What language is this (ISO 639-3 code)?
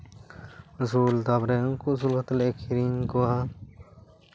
sat